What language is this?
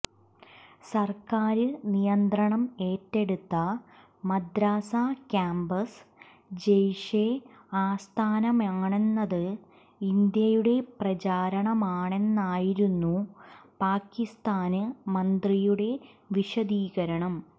Malayalam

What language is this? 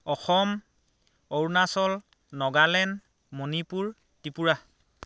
Assamese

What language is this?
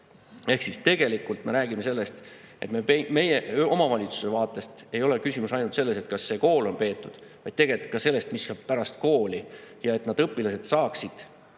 Estonian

